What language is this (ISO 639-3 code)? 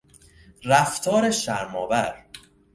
fas